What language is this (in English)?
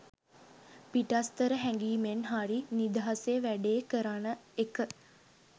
Sinhala